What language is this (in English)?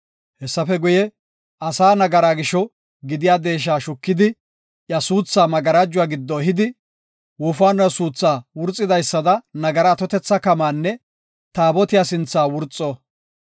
Gofa